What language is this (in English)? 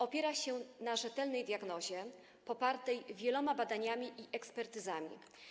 Polish